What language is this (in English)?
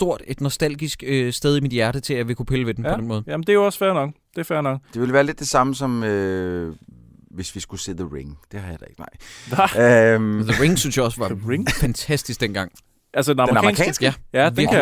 Danish